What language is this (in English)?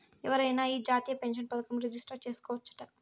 Telugu